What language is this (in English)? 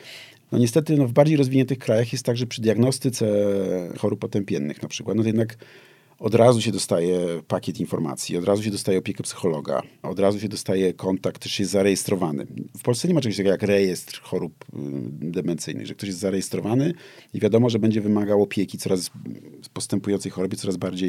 Polish